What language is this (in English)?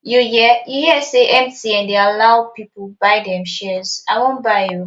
Nigerian Pidgin